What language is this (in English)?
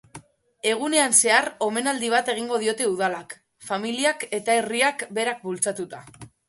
Basque